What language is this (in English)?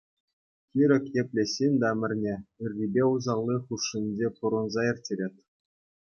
Chuvash